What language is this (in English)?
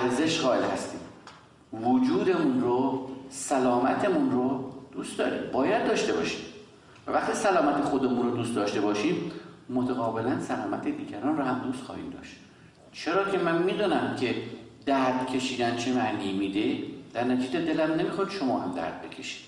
Persian